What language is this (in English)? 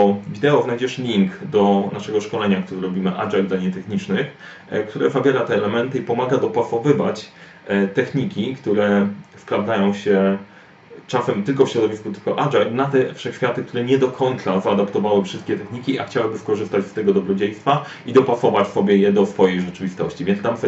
Polish